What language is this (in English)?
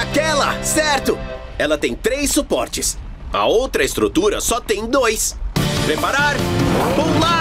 Portuguese